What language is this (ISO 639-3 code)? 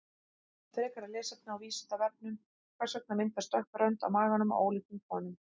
isl